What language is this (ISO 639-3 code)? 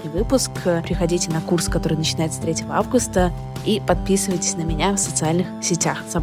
rus